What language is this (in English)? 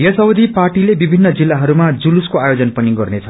Nepali